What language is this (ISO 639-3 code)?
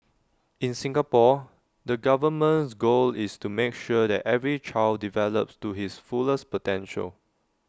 eng